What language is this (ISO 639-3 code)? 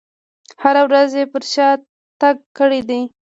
pus